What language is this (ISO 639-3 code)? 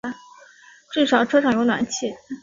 zho